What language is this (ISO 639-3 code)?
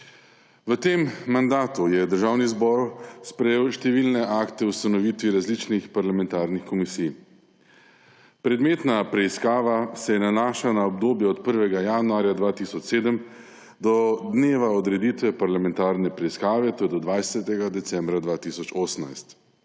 slv